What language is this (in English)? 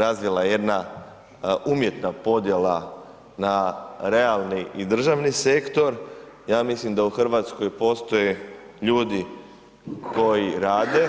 Croatian